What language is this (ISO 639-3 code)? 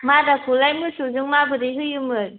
brx